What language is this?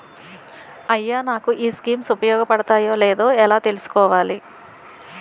Telugu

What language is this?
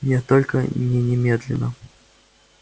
Russian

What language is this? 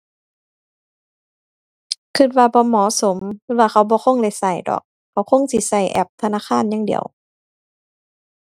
Thai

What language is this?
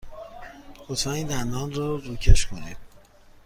Persian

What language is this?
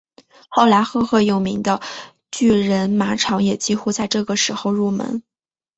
Chinese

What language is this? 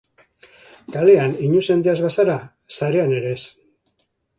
Basque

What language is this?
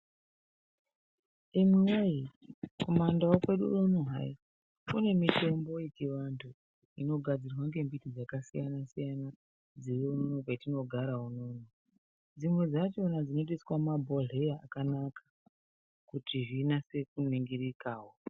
Ndau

